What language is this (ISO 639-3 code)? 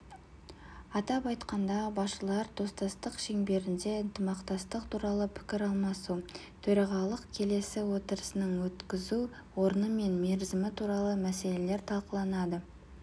kaz